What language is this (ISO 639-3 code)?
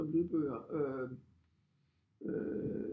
dan